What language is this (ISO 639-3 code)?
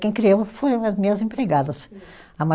por